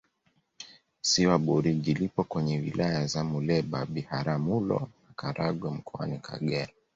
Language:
Swahili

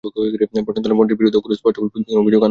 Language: Bangla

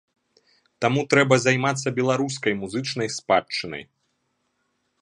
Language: Belarusian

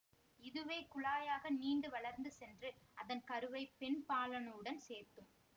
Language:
Tamil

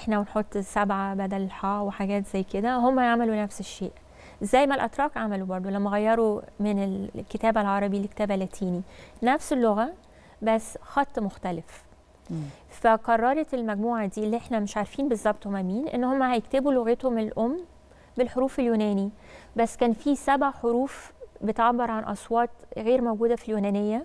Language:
Arabic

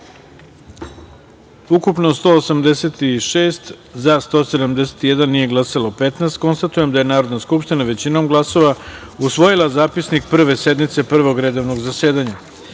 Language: Serbian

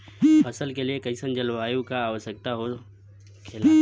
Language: Bhojpuri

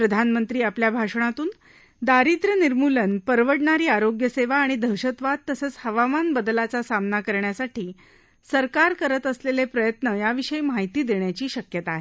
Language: Marathi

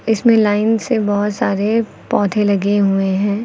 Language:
Hindi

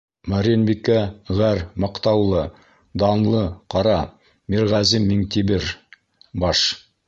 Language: Bashkir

